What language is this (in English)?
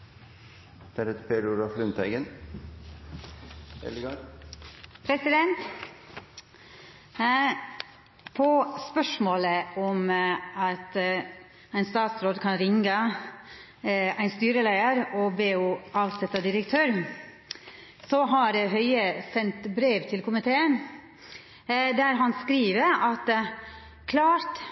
Norwegian Nynorsk